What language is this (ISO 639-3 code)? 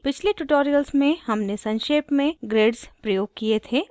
hin